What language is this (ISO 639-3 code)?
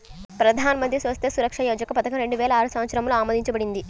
tel